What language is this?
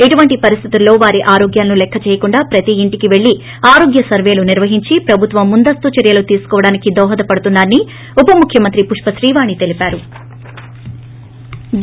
Telugu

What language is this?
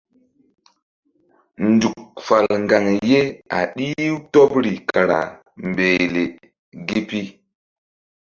Mbum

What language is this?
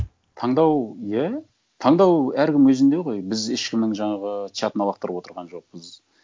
Kazakh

